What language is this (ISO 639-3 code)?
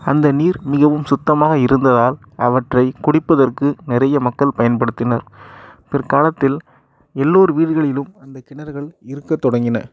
tam